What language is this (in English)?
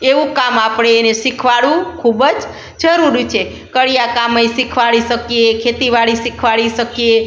Gujarati